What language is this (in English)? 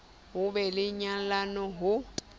Southern Sotho